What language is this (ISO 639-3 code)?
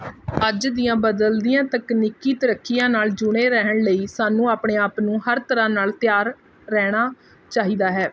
pan